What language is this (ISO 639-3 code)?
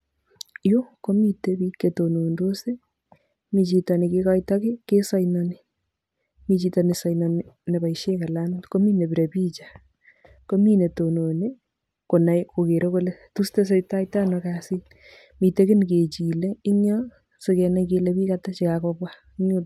kln